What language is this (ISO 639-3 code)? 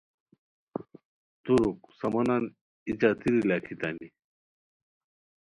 khw